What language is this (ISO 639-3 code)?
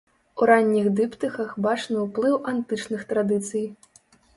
bel